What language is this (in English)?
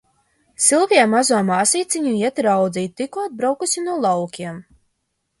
Latvian